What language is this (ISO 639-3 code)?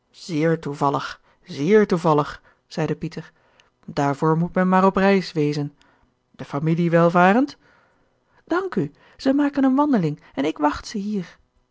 nld